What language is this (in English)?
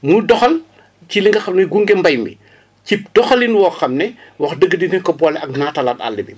Wolof